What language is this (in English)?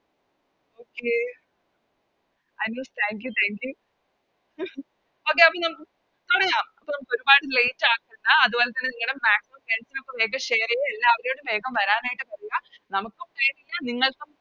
Malayalam